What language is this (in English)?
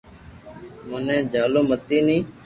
Loarki